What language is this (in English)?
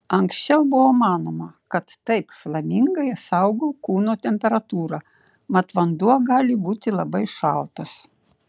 Lithuanian